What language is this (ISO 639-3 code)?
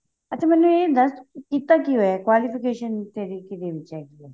pan